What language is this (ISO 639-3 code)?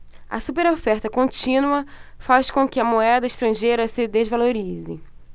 por